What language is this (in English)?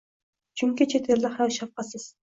Uzbek